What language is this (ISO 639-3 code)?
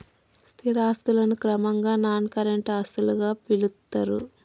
tel